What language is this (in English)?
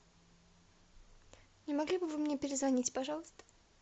Russian